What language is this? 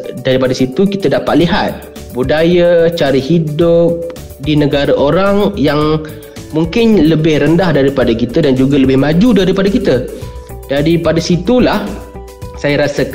Malay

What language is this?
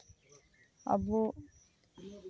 Santali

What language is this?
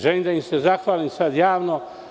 Serbian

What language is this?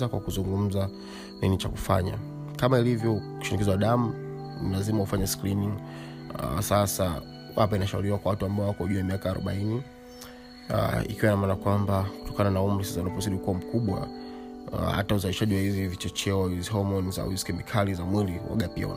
Swahili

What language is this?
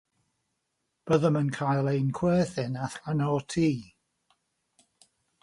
Welsh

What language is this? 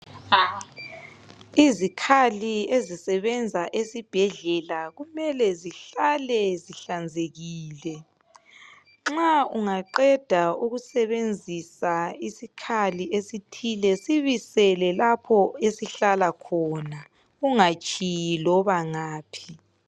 North Ndebele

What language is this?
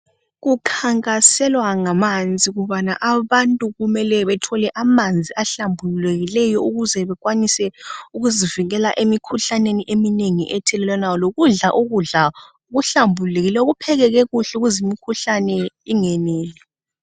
North Ndebele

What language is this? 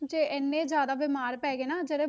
Punjabi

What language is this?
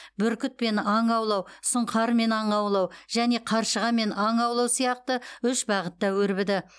Kazakh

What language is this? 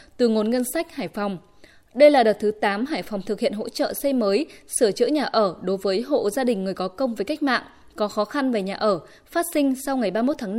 Vietnamese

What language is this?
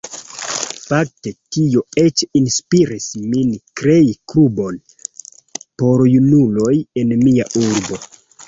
Esperanto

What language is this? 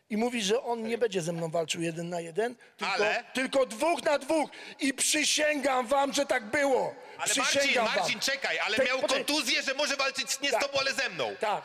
Polish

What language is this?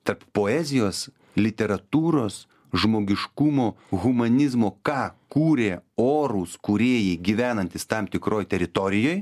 Lithuanian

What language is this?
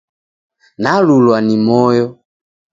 Taita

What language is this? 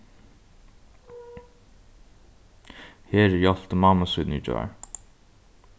Faroese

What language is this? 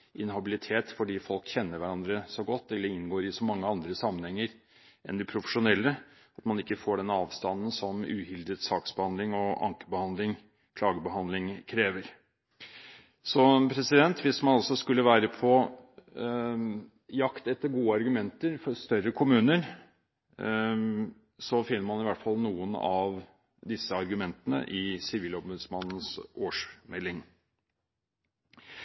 Norwegian Bokmål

